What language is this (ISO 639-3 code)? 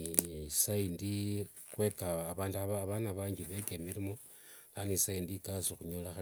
lwg